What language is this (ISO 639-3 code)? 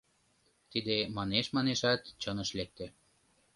chm